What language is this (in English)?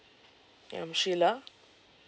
English